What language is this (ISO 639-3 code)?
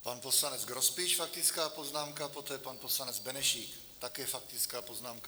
ces